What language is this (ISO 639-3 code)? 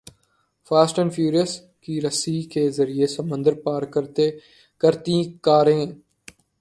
urd